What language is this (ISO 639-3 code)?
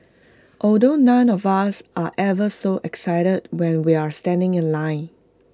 eng